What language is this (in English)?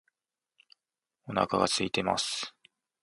Japanese